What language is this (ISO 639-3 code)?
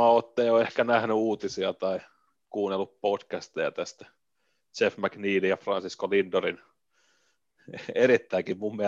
fin